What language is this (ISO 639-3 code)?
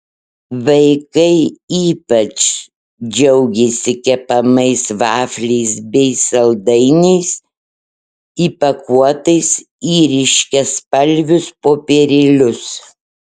lit